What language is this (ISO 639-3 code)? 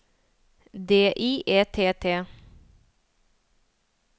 nor